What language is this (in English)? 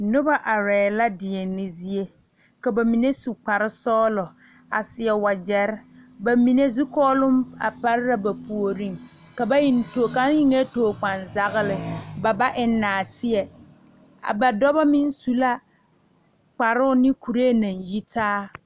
Southern Dagaare